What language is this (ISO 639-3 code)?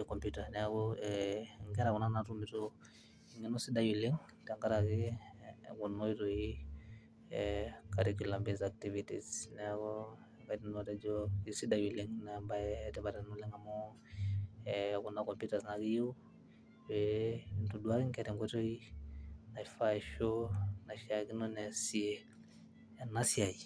mas